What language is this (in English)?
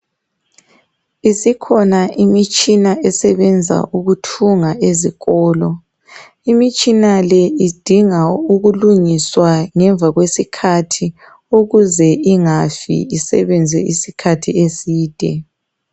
North Ndebele